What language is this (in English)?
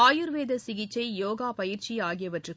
Tamil